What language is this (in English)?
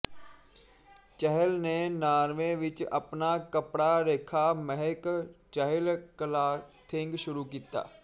Punjabi